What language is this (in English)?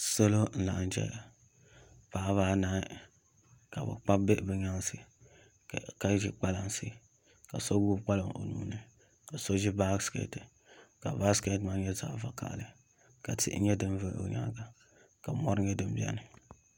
Dagbani